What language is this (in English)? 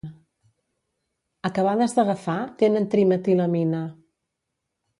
Catalan